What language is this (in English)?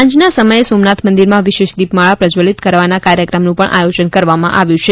Gujarati